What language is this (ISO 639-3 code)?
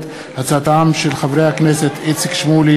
heb